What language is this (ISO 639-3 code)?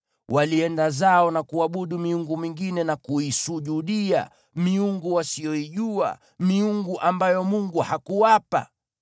swa